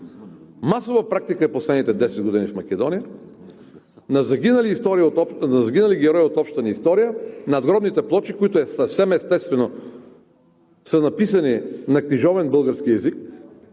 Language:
Bulgarian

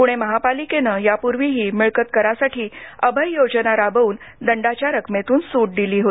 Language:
Marathi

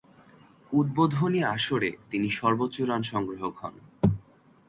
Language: Bangla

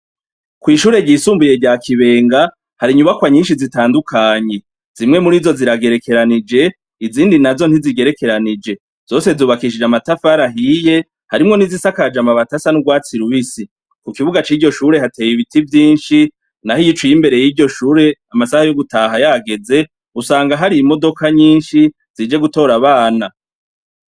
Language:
Rundi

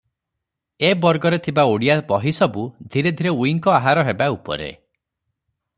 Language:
Odia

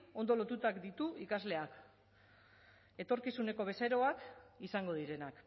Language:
Basque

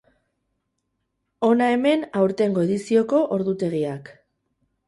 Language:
Basque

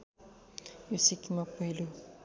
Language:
Nepali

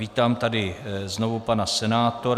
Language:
Czech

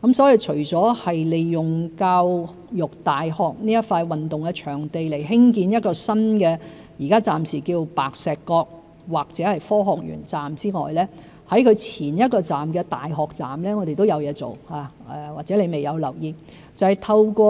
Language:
Cantonese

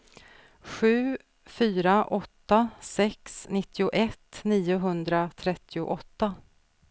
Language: Swedish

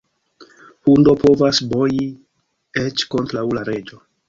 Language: Esperanto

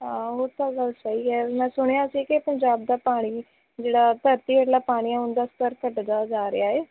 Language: Punjabi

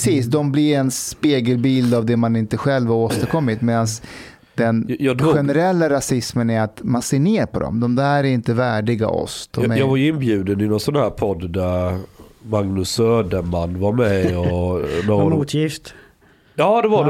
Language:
Swedish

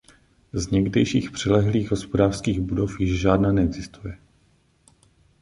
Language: Czech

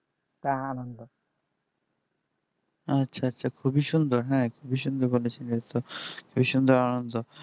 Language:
Bangla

